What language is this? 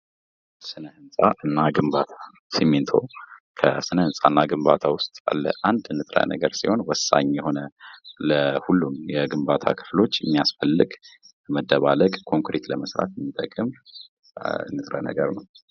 Amharic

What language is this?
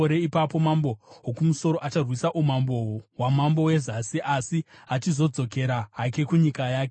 Shona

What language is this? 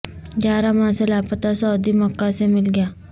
Urdu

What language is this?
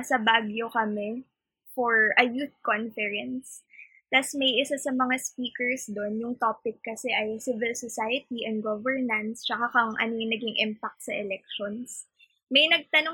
Filipino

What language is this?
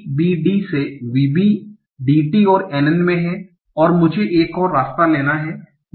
Hindi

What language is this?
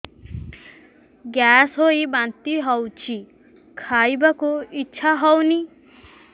Odia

